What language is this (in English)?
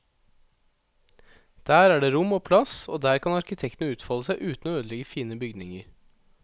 Norwegian